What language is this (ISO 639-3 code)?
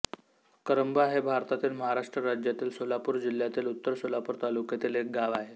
mar